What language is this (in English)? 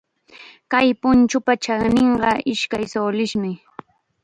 Chiquián Ancash Quechua